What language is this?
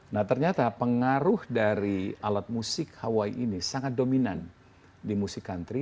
Indonesian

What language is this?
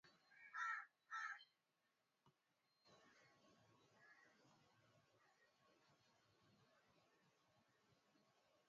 Swahili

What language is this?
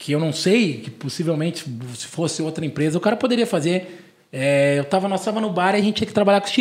Portuguese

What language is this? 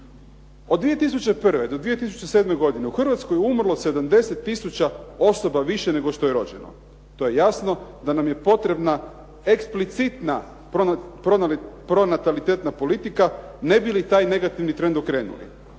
Croatian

